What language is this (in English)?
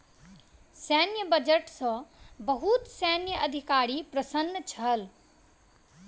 Maithili